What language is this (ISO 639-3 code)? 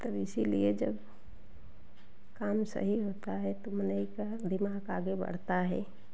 hin